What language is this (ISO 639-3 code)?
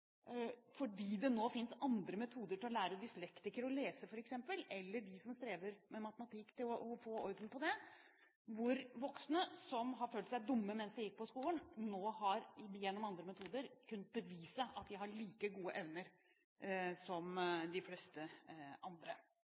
nob